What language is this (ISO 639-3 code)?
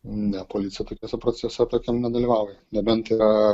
lit